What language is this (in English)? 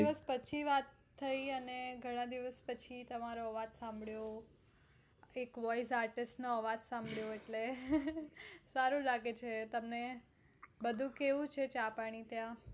Gujarati